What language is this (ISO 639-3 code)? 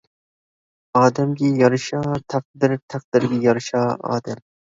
uig